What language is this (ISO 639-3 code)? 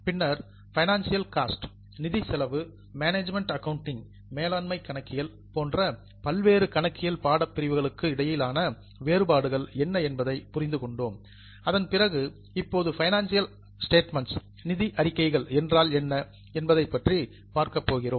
tam